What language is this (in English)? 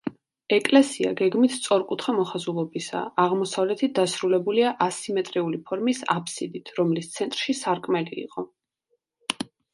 Georgian